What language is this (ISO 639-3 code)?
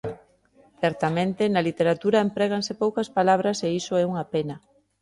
glg